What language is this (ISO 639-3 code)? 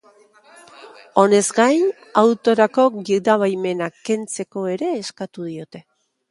eus